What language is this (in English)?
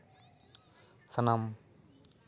Santali